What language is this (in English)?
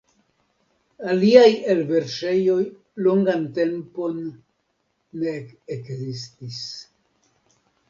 Esperanto